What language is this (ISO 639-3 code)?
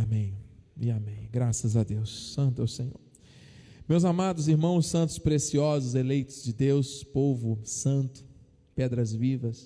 por